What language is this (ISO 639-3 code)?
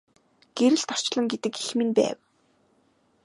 mon